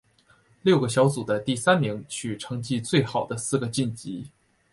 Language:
Chinese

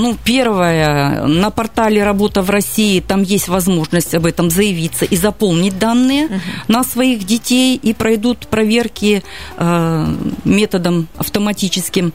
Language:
Russian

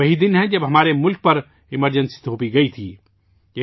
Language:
Urdu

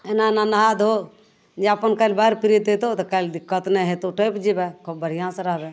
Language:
Maithili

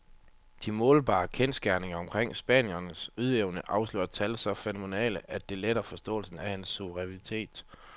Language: Danish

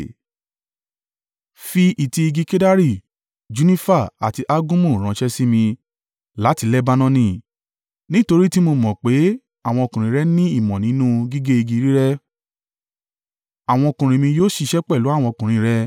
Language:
Yoruba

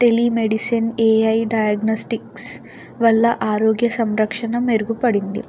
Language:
Telugu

